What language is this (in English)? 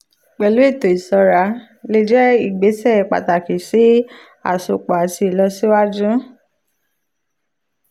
Yoruba